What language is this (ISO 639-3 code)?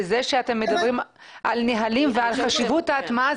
heb